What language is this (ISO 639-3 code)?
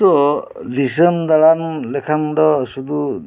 sat